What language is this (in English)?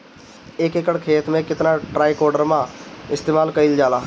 Bhojpuri